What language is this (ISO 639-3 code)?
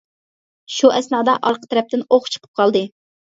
uig